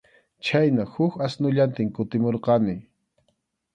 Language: Arequipa-La Unión Quechua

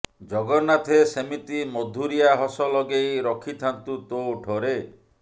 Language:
Odia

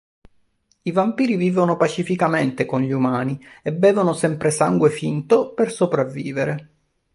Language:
Italian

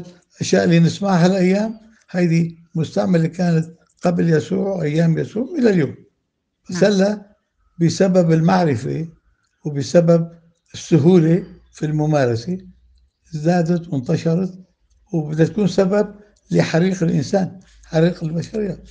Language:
Arabic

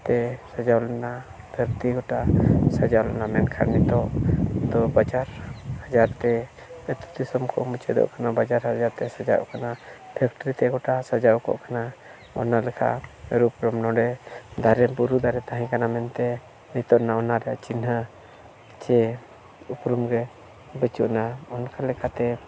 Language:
Santali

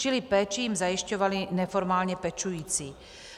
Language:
Czech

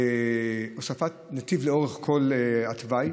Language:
Hebrew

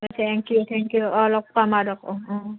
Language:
Assamese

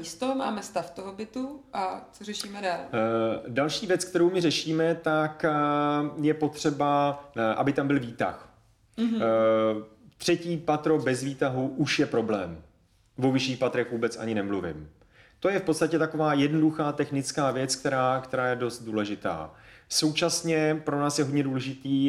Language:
Czech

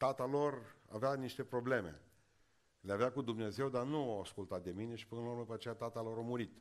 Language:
Romanian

